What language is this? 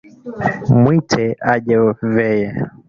Swahili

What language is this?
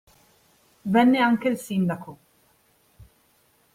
Italian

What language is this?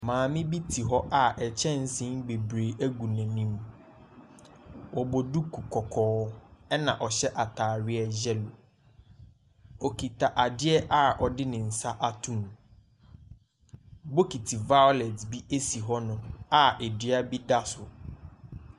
Akan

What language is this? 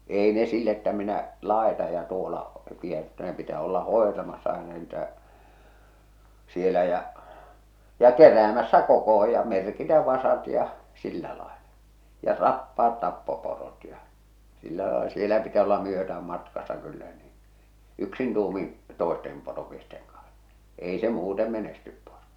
Finnish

